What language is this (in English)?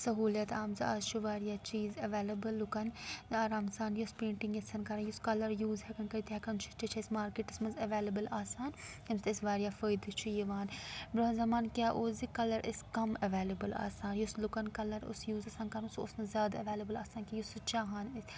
Kashmiri